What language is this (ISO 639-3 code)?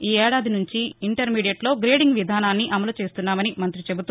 tel